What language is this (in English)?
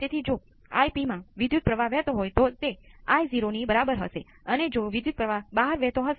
Gujarati